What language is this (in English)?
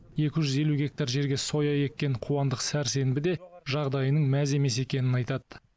Kazakh